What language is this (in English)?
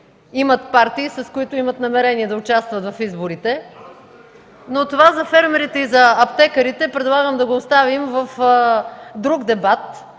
Bulgarian